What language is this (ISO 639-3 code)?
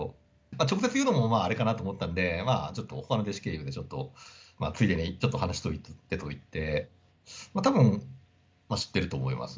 jpn